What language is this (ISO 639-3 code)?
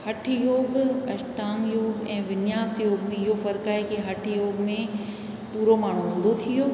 snd